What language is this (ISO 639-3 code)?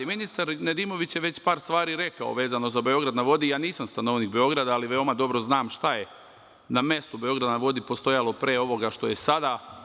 srp